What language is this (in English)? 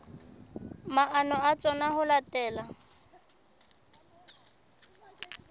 Southern Sotho